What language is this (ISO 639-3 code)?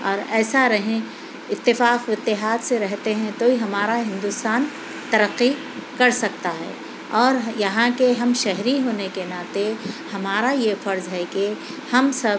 urd